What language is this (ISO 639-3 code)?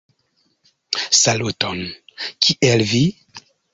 epo